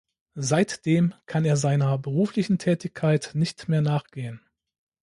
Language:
German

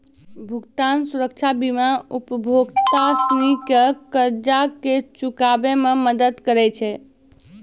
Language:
Maithili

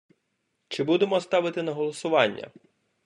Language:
Ukrainian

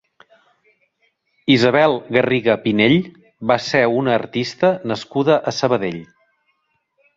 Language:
Catalan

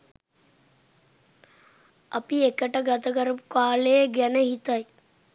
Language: Sinhala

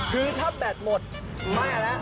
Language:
Thai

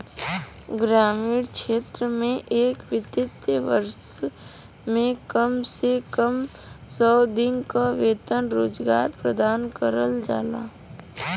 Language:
Bhojpuri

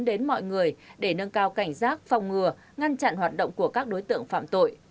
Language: Vietnamese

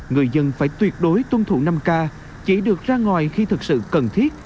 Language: Vietnamese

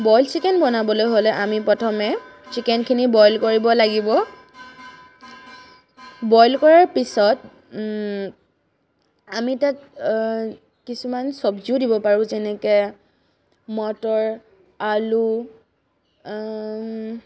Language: Assamese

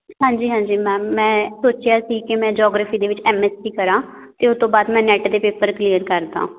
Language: Punjabi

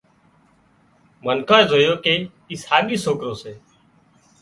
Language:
Wadiyara Koli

